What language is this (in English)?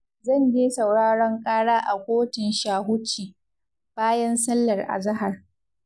Hausa